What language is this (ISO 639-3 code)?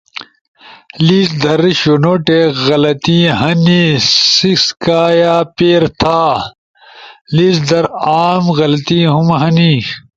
ush